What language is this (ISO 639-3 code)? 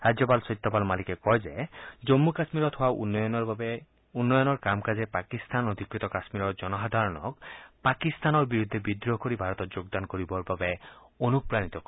asm